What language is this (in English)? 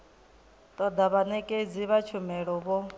Venda